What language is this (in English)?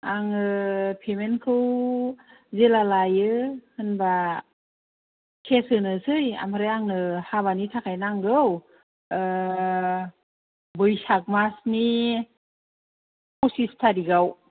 Bodo